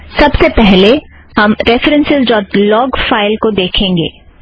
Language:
Hindi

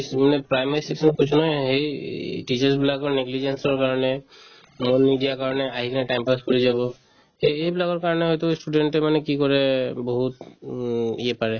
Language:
Assamese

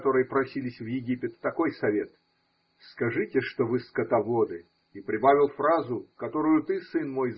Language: Russian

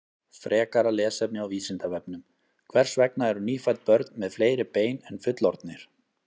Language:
Icelandic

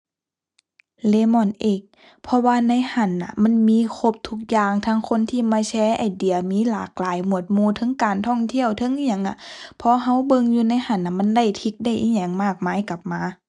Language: Thai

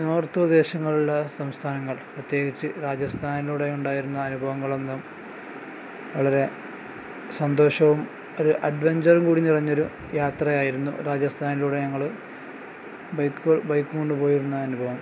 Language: Malayalam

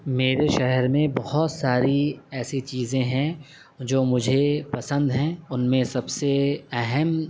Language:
Urdu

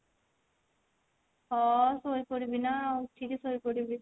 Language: Odia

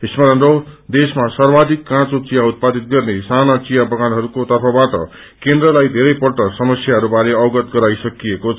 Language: Nepali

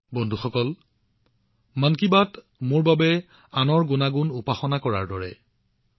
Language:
Assamese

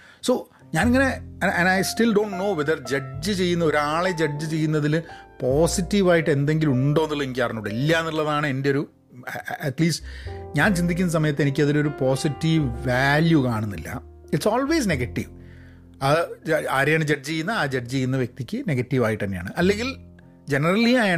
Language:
Malayalam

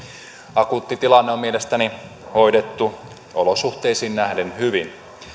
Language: Finnish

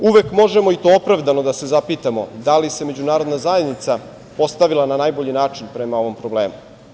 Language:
Serbian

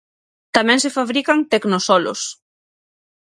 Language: Galician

